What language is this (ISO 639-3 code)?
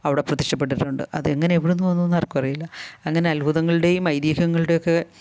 mal